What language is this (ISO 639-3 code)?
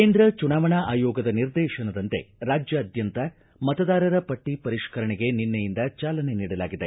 kan